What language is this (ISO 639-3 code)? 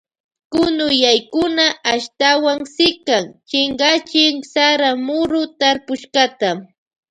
qvj